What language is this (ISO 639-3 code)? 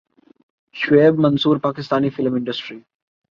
urd